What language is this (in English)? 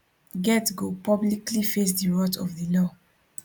Nigerian Pidgin